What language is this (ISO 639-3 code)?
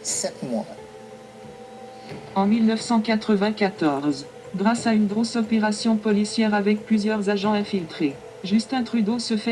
fra